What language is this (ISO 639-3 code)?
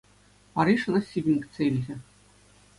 chv